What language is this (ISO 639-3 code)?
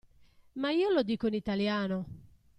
ita